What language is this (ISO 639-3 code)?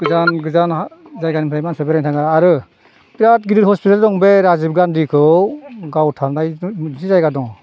brx